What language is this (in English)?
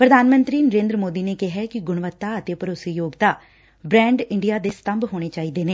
Punjabi